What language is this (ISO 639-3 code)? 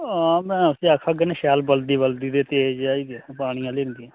doi